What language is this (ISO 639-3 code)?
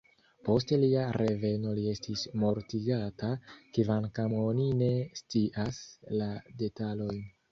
epo